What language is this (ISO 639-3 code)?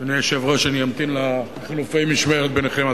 heb